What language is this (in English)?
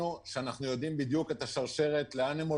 Hebrew